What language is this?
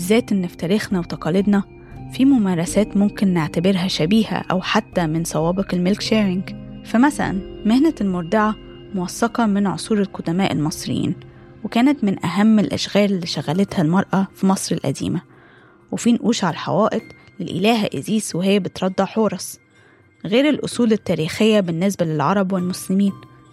Arabic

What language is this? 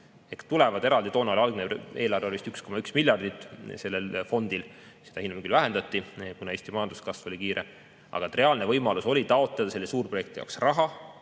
Estonian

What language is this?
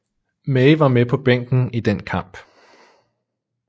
Danish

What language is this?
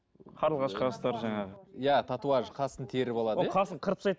Kazakh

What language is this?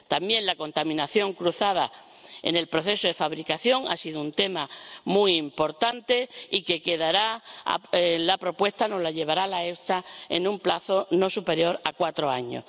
Spanish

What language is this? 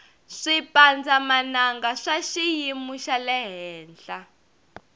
Tsonga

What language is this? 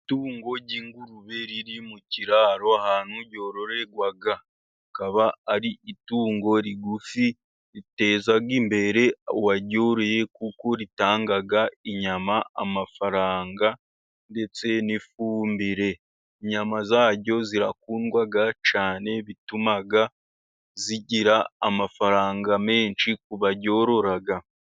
Kinyarwanda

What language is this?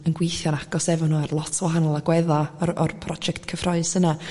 Welsh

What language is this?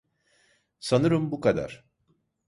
Turkish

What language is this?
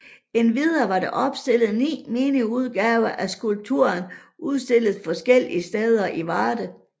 Danish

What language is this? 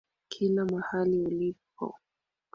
Swahili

